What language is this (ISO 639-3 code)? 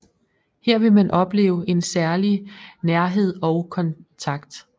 dan